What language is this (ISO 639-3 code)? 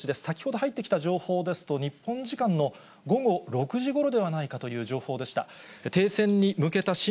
jpn